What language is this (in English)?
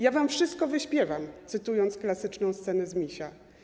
Polish